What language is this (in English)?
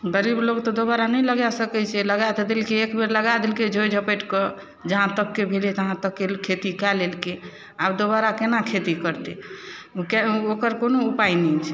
Maithili